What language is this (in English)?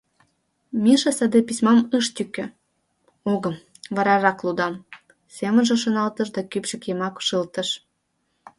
Mari